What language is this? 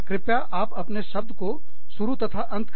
Hindi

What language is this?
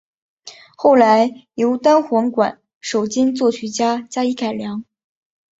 Chinese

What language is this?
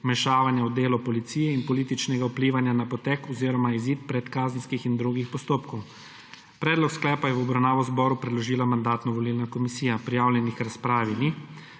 Slovenian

